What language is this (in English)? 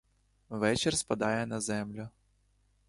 Ukrainian